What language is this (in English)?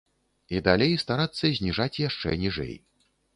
Belarusian